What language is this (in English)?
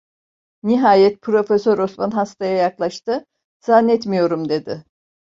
Turkish